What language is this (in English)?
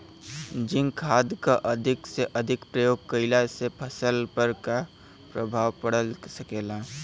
Bhojpuri